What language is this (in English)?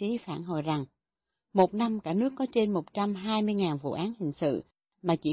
Vietnamese